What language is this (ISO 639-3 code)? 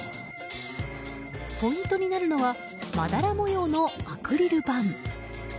jpn